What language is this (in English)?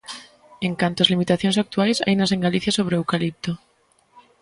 Galician